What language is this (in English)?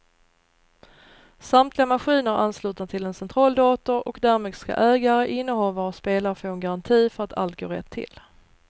Swedish